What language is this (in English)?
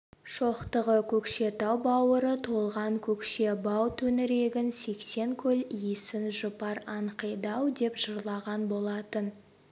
Kazakh